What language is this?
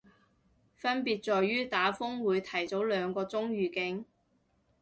Cantonese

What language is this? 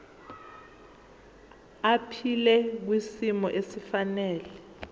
Zulu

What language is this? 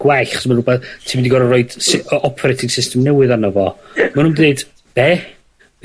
Welsh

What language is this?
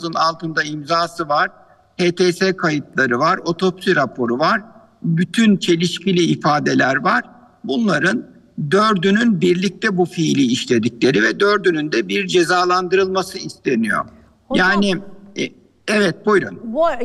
Turkish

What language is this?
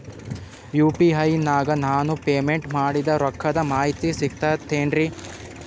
Kannada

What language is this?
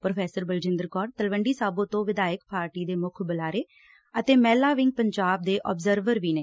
Punjabi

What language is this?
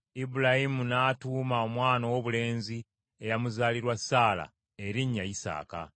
Ganda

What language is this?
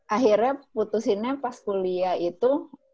Indonesian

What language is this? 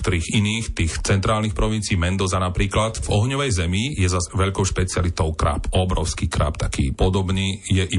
Slovak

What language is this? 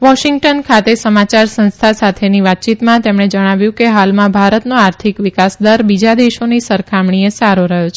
Gujarati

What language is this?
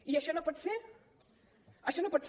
Catalan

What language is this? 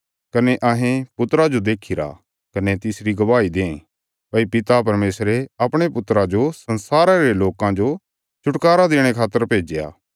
Bilaspuri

